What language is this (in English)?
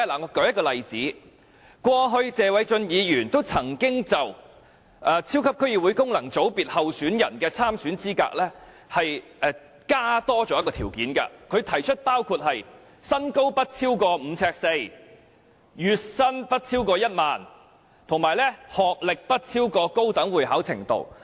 Cantonese